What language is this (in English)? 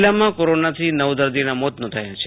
Gujarati